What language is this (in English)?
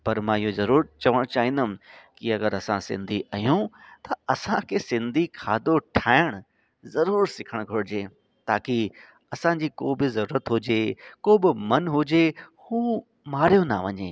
Sindhi